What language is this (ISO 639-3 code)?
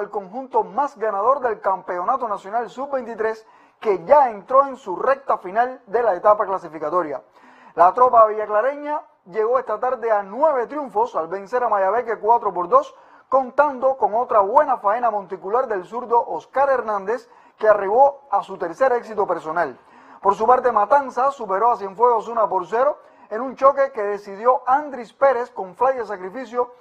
spa